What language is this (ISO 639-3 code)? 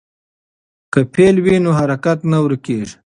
pus